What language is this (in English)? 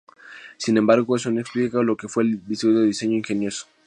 Spanish